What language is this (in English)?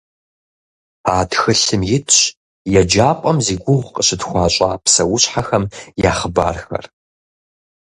Kabardian